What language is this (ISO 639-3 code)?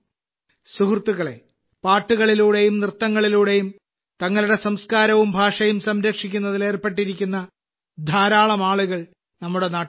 mal